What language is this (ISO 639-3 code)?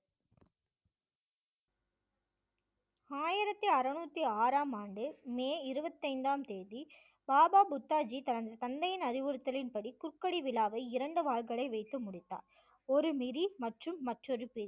tam